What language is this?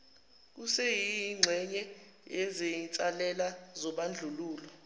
Zulu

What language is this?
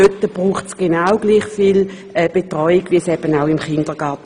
Swiss German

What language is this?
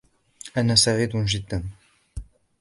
Arabic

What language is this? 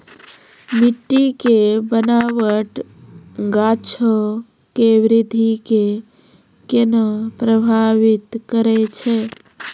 Maithili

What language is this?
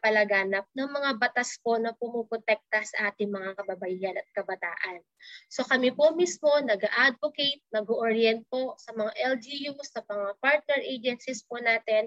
Filipino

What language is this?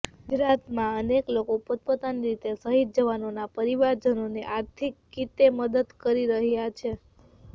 Gujarati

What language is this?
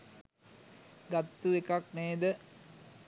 Sinhala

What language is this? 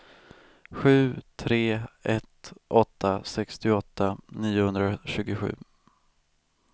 Swedish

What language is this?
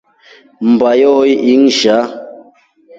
Rombo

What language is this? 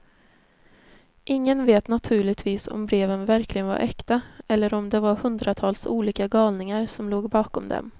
Swedish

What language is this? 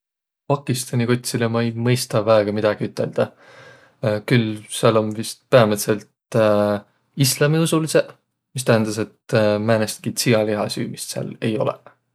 Võro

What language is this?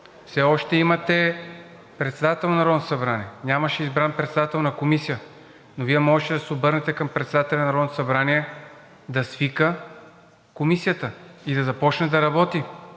Bulgarian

